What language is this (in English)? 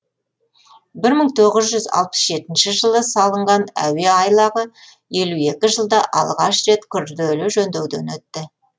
Kazakh